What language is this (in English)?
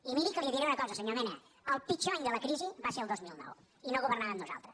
Catalan